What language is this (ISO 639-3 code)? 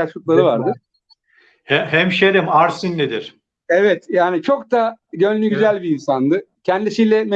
tur